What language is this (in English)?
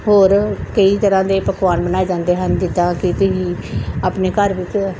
Punjabi